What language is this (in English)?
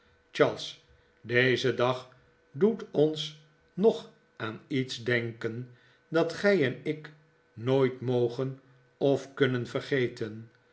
Dutch